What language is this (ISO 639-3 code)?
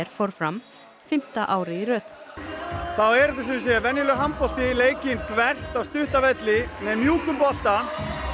isl